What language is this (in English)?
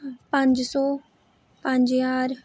Dogri